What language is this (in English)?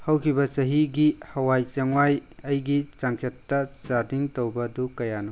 Manipuri